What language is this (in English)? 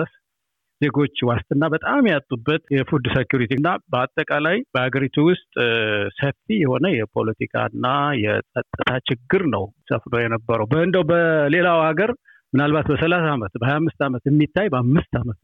Amharic